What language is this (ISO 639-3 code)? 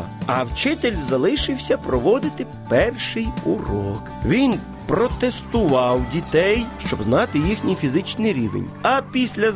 ukr